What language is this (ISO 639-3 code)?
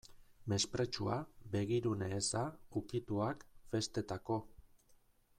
eus